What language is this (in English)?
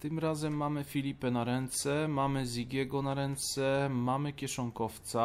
Polish